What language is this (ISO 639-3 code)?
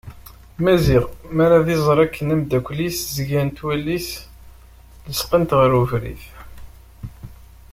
kab